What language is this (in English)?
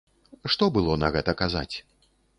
Belarusian